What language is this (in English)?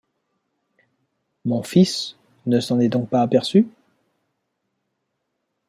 French